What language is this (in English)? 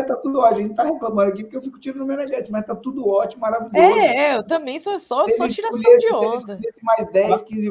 Portuguese